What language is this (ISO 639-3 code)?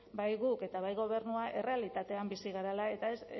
eus